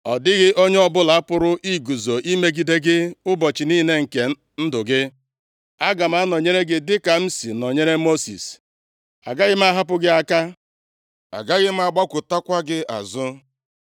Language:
Igbo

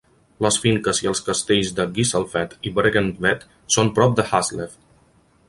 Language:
Catalan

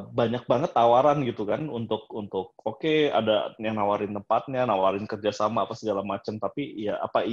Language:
Indonesian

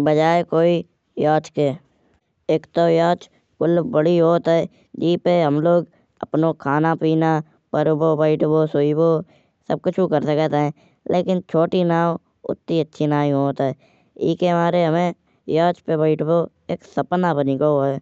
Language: Kanauji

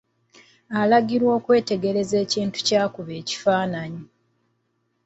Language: Ganda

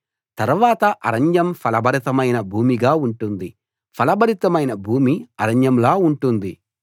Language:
Telugu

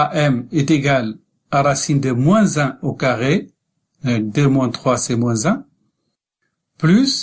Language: French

